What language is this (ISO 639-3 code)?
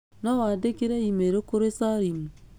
kik